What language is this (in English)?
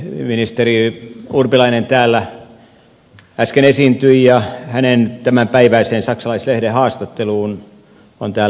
Finnish